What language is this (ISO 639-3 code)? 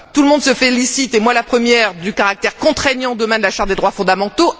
fra